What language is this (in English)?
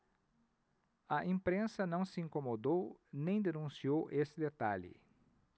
Portuguese